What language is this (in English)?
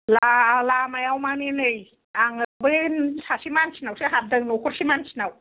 Bodo